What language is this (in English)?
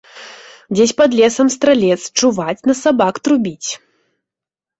Belarusian